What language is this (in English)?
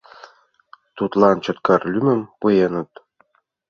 Mari